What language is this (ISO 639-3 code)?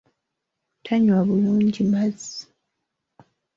lug